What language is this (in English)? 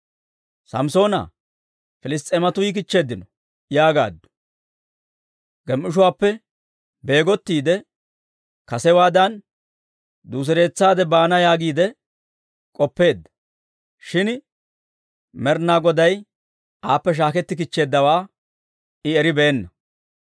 Dawro